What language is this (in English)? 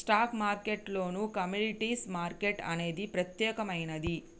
Telugu